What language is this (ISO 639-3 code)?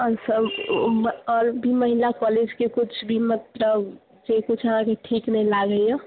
mai